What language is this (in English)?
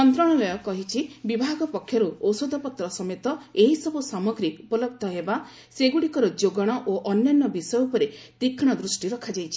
Odia